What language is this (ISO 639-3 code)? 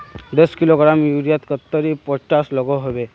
mag